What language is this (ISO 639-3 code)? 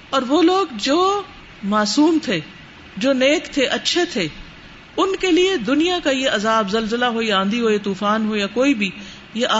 urd